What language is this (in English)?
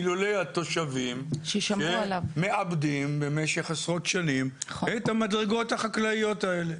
Hebrew